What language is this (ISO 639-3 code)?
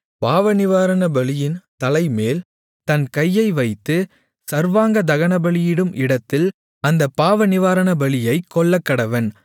tam